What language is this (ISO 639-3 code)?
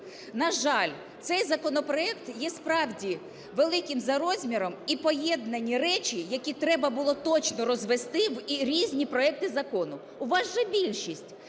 ukr